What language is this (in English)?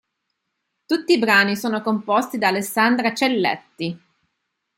Italian